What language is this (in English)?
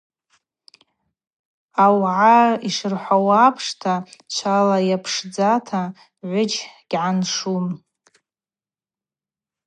Abaza